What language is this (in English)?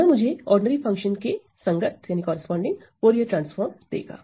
Hindi